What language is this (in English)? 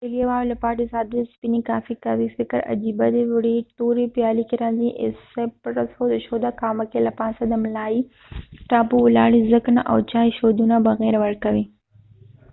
Pashto